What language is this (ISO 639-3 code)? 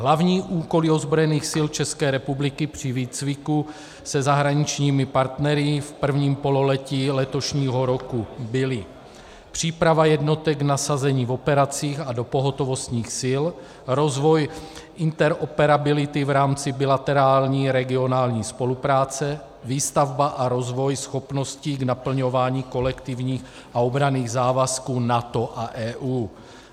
ces